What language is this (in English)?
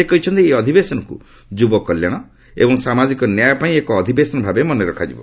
Odia